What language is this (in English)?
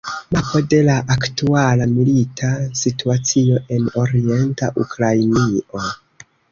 Esperanto